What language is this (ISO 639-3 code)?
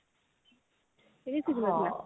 ori